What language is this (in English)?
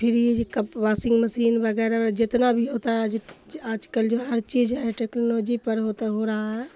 Urdu